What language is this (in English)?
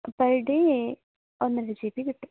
Malayalam